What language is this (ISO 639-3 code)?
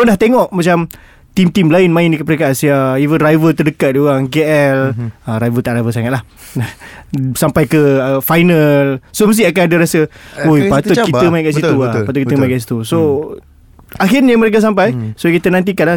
msa